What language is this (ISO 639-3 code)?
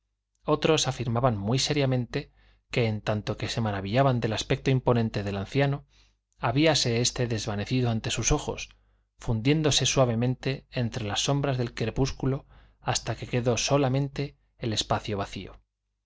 spa